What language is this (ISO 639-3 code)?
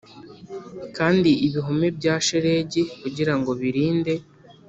kin